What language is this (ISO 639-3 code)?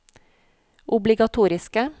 nor